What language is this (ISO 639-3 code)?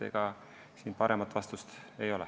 est